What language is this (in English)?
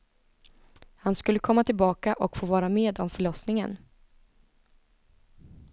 Swedish